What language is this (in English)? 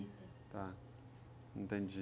Portuguese